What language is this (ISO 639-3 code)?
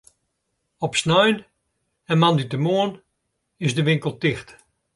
fry